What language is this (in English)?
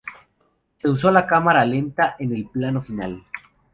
Spanish